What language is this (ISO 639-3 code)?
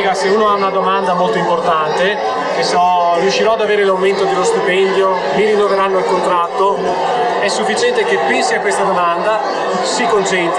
ita